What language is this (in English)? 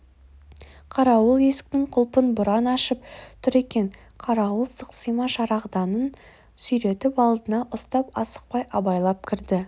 Kazakh